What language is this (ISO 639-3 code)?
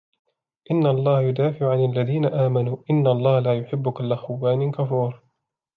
ara